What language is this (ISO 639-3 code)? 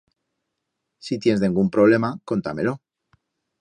arg